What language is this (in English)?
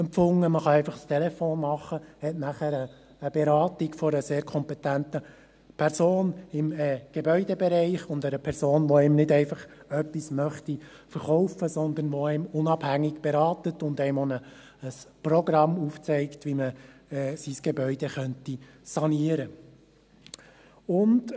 Swiss German